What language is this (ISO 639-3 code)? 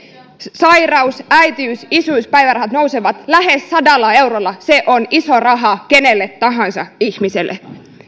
fin